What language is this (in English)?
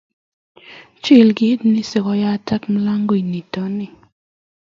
Kalenjin